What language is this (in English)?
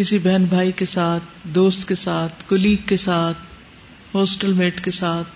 Urdu